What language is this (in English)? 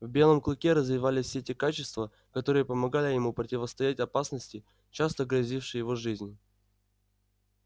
Russian